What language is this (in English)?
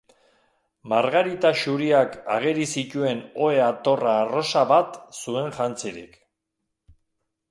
Basque